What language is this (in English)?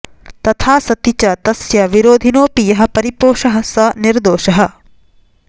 Sanskrit